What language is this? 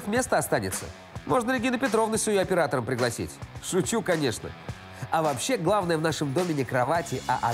Russian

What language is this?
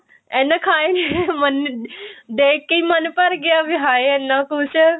Punjabi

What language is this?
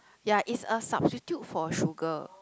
English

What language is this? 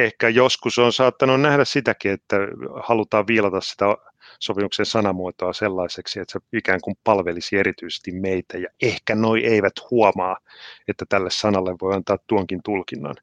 Finnish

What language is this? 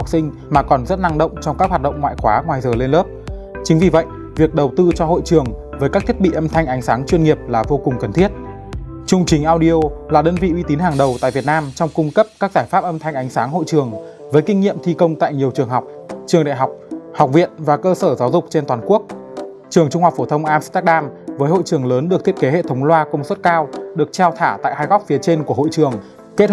Vietnamese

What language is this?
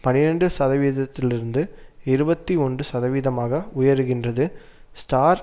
Tamil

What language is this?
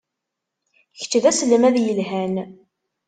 Kabyle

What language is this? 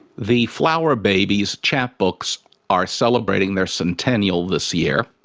English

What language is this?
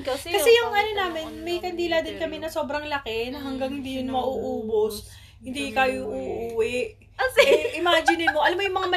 Filipino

